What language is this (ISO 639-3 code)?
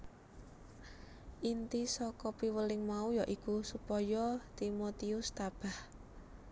jav